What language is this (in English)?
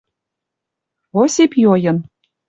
Western Mari